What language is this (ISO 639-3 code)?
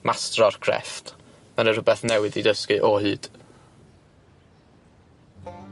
cym